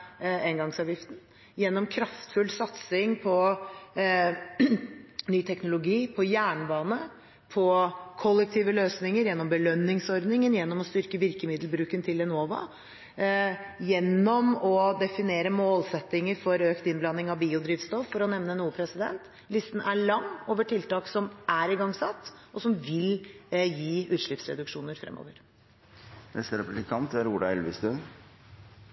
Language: Norwegian Bokmål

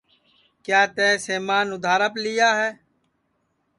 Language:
Sansi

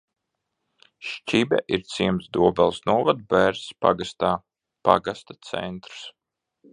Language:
Latvian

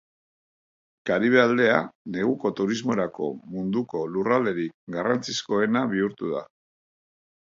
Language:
Basque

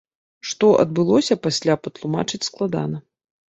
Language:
Belarusian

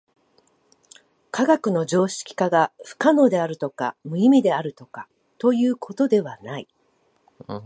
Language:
Japanese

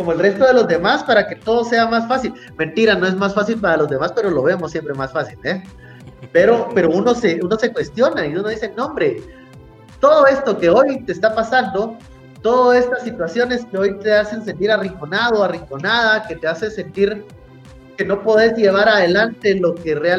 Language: Spanish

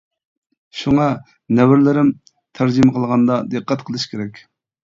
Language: Uyghur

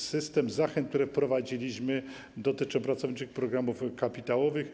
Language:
Polish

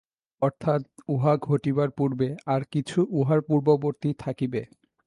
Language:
Bangla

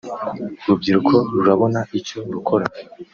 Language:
Kinyarwanda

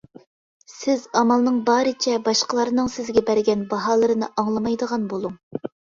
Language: Uyghur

